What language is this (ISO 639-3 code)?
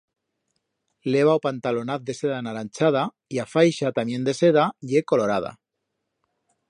arg